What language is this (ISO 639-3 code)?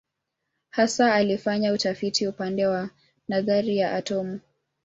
swa